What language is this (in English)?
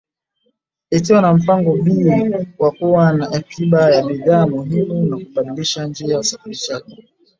Swahili